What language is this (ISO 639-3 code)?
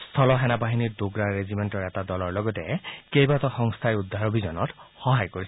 asm